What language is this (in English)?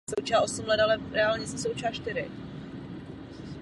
Czech